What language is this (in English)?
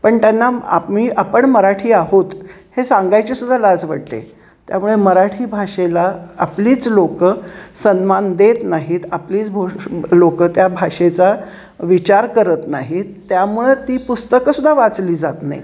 Marathi